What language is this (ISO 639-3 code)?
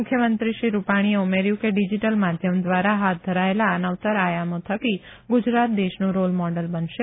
guj